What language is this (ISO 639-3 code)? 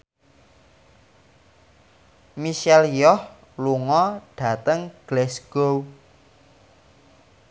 jav